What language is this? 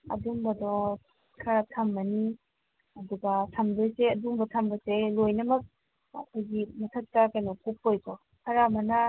Manipuri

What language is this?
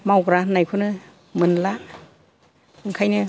Bodo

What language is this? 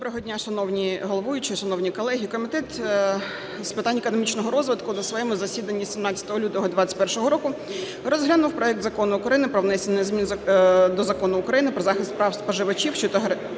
Ukrainian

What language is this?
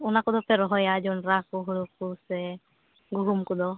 Santali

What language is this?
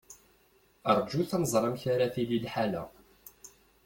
Kabyle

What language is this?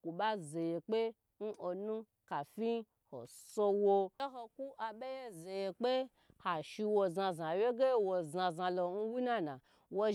Gbagyi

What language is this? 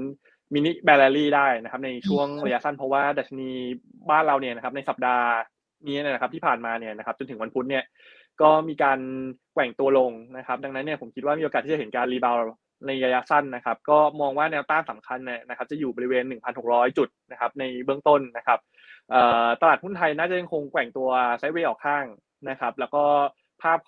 Thai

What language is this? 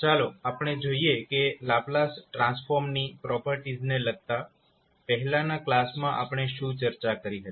Gujarati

